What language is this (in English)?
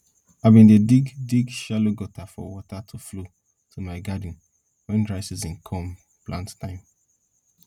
Nigerian Pidgin